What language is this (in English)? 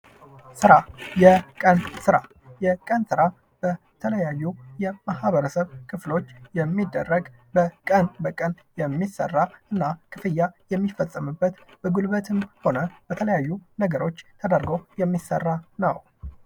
Amharic